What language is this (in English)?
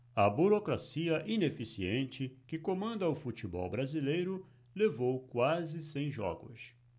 Portuguese